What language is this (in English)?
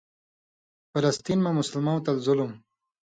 Indus Kohistani